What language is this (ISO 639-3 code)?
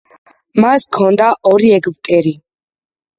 kat